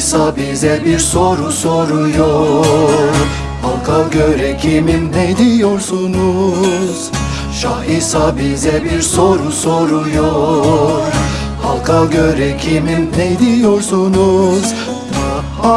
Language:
Turkish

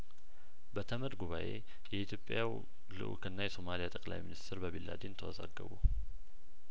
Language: Amharic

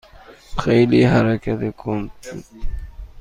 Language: Persian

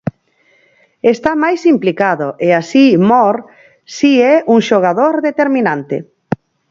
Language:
Galician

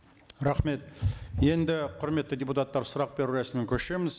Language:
Kazakh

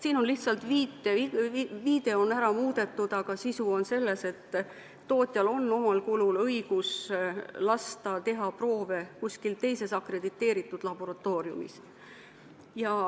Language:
Estonian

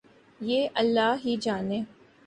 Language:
Urdu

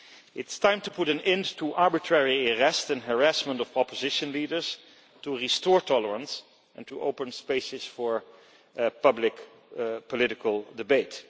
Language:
English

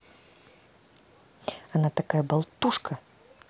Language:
Russian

